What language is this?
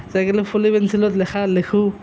Assamese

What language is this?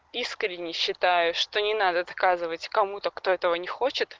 Russian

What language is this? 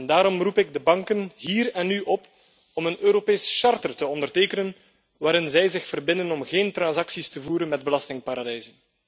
Dutch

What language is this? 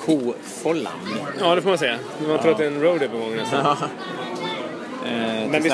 Swedish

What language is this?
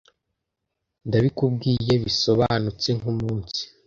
Kinyarwanda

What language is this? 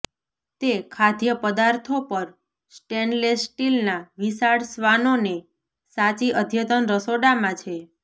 Gujarati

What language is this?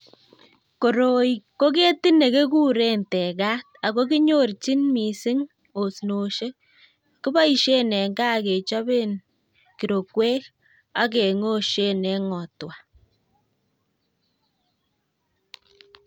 Kalenjin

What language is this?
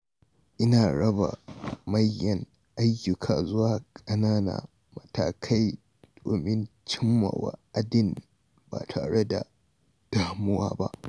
Hausa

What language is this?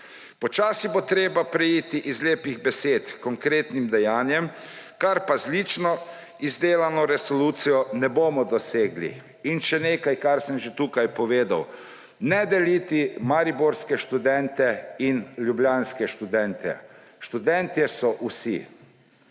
Slovenian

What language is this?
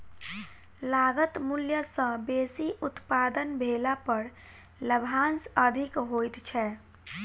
Maithili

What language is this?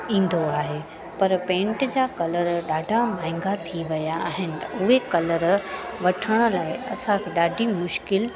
Sindhi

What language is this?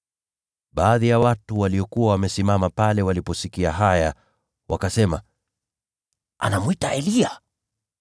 Swahili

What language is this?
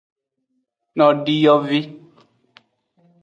Aja (Benin)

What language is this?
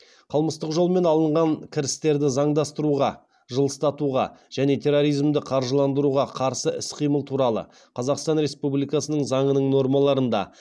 Kazakh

